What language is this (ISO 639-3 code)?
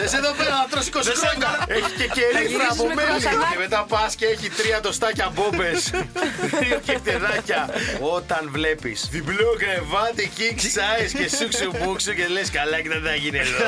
ell